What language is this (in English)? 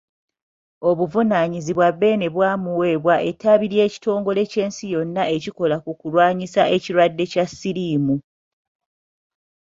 Ganda